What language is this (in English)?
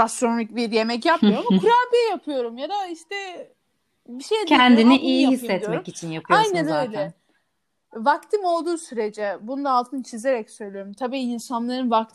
Turkish